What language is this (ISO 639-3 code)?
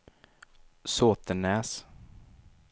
swe